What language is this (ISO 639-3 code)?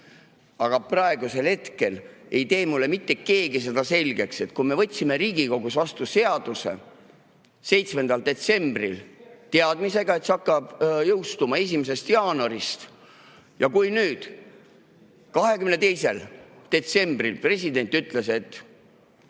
est